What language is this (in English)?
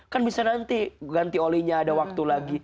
Indonesian